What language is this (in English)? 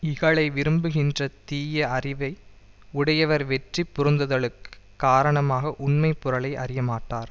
Tamil